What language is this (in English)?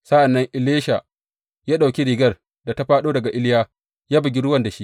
Hausa